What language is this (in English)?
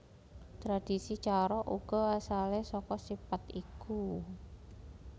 Javanese